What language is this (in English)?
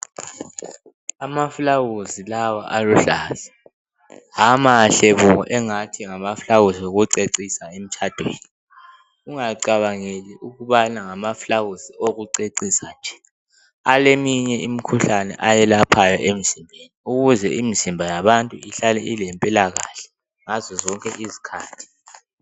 North Ndebele